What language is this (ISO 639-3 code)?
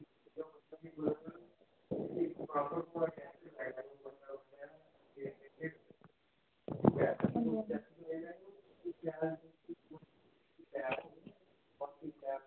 doi